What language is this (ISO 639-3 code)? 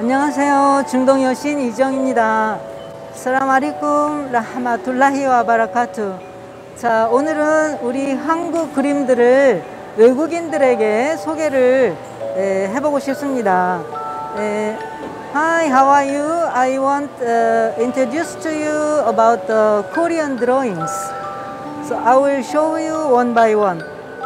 kor